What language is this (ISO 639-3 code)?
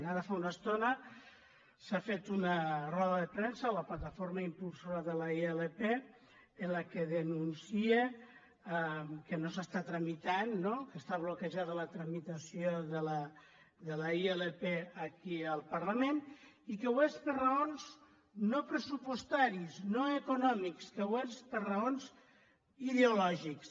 cat